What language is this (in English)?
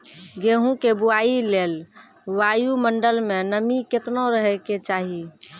Maithili